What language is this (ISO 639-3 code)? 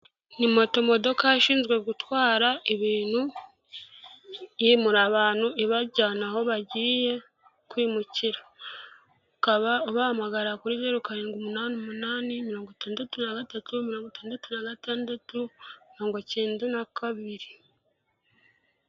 kin